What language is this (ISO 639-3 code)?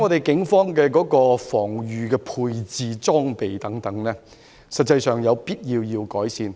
yue